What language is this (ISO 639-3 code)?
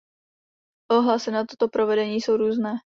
ces